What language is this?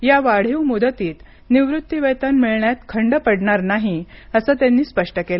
Marathi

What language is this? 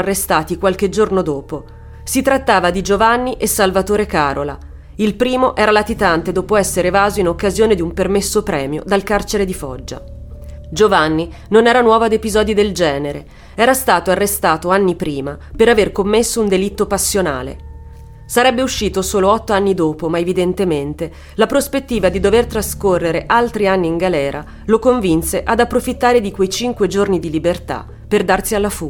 Italian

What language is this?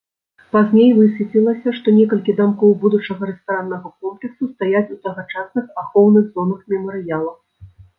Belarusian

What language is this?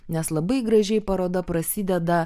Lithuanian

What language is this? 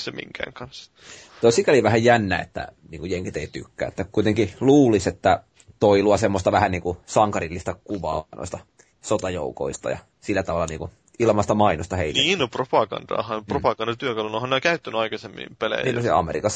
Finnish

